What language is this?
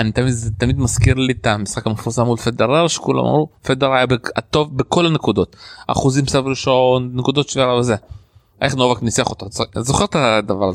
Hebrew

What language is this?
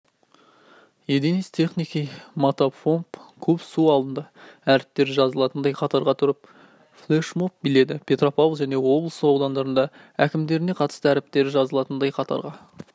Kazakh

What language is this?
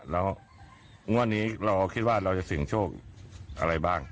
Thai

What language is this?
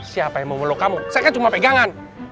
Indonesian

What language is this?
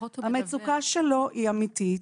Hebrew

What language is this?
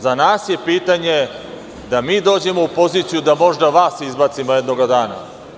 Serbian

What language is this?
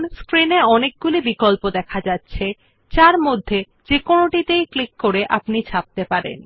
Bangla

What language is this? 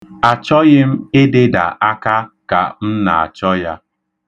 Igbo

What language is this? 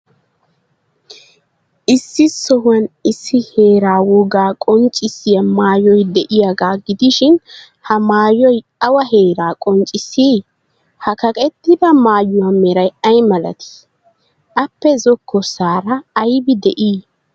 Wolaytta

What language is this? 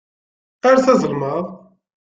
Kabyle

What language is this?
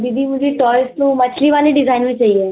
Hindi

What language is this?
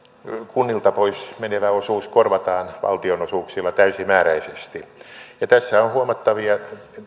Finnish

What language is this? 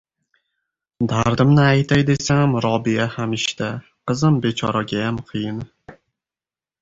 Uzbek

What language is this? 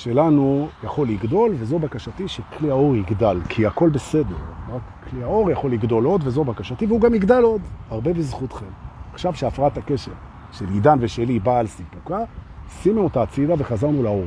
Hebrew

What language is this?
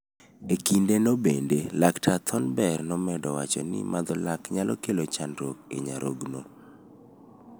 Luo (Kenya and Tanzania)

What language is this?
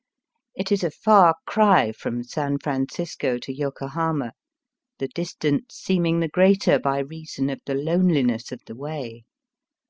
English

